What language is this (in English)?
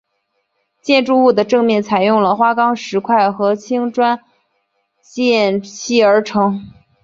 Chinese